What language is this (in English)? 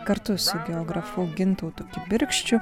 Lithuanian